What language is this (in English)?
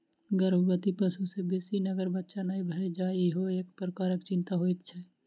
Maithili